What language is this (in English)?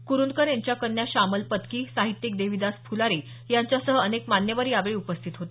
Marathi